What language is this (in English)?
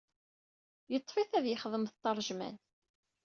Kabyle